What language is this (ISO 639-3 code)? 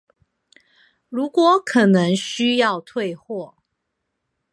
zho